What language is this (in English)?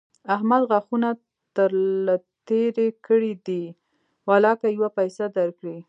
Pashto